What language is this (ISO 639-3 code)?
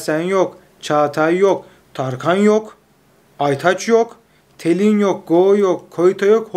tur